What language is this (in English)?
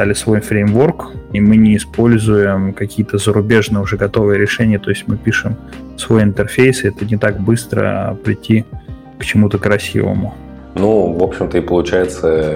Russian